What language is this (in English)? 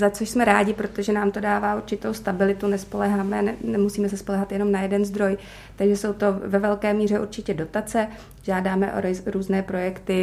Czech